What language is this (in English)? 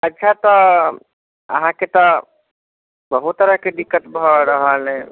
Maithili